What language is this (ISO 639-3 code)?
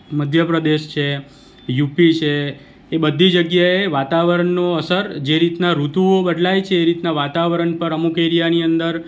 guj